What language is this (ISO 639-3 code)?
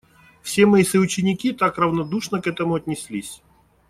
rus